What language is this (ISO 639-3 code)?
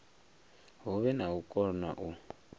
ven